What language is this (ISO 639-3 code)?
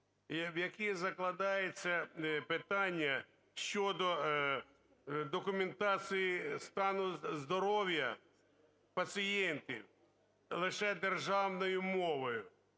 ukr